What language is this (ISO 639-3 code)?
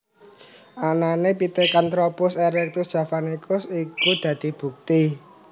jav